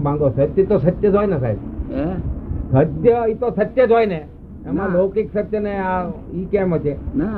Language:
Gujarati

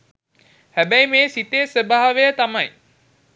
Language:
Sinhala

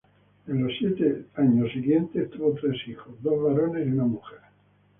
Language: Spanish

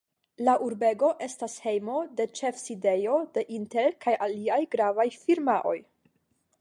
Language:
Esperanto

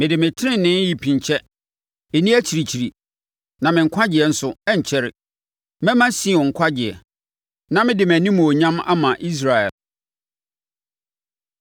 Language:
Akan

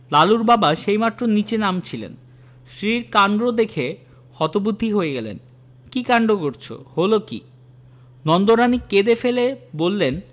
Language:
Bangla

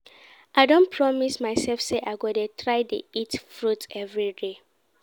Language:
Nigerian Pidgin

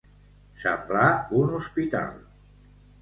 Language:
Catalan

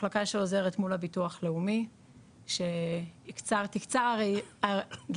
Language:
Hebrew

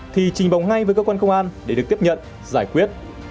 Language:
Vietnamese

